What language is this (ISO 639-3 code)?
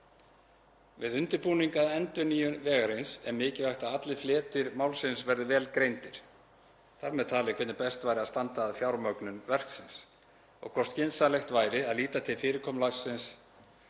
isl